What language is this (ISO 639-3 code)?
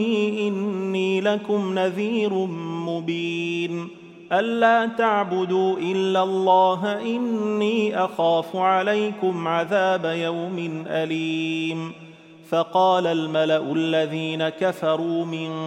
ara